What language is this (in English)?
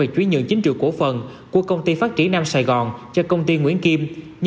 Vietnamese